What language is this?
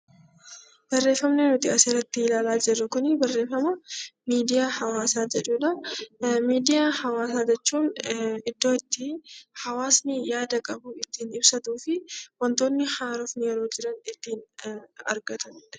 Oromo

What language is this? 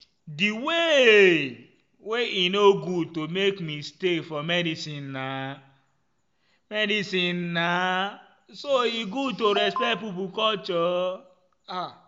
Nigerian Pidgin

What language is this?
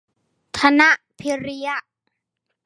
Thai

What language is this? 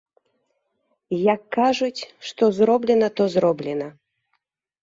Belarusian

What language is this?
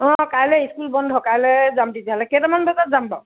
Assamese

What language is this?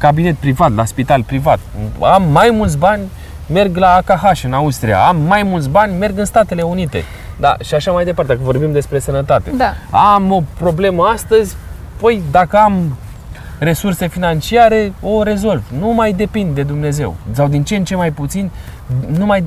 Romanian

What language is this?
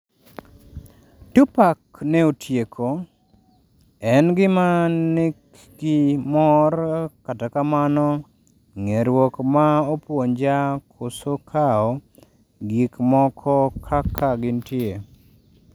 Luo (Kenya and Tanzania)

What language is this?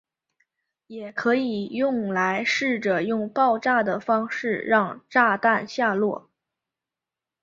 Chinese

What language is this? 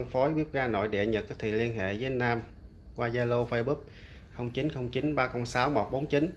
Vietnamese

